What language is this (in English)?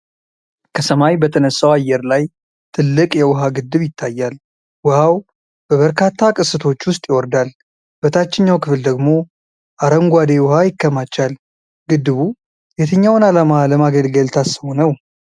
Amharic